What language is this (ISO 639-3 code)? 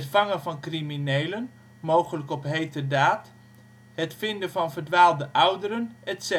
nld